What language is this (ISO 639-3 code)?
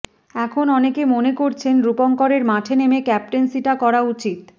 ben